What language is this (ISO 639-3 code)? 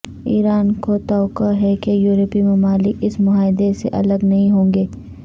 urd